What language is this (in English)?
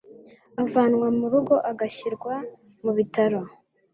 Kinyarwanda